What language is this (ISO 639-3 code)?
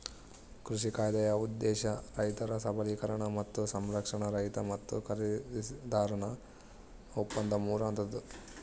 kan